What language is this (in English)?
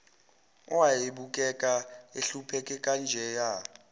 Zulu